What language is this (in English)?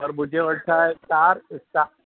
Sindhi